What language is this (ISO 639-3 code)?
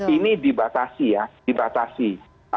ind